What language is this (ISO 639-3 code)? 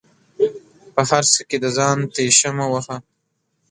pus